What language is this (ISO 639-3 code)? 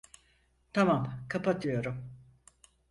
tur